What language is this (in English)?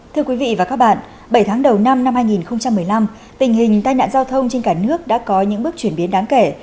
Vietnamese